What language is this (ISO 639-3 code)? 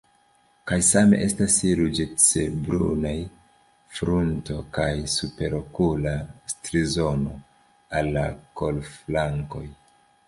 epo